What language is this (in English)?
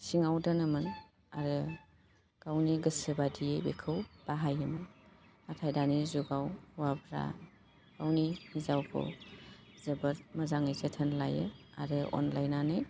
Bodo